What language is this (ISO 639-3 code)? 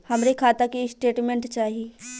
bho